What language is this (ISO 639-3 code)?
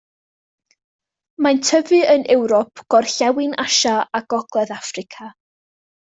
cym